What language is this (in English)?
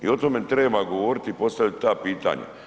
Croatian